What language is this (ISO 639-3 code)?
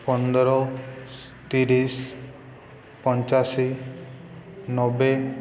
ori